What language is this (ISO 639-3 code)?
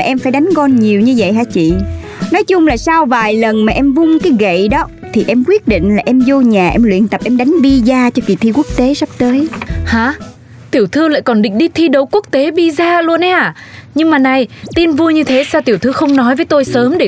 vie